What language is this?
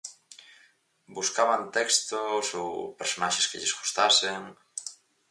Galician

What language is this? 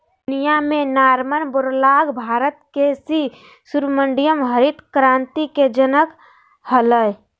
Magahi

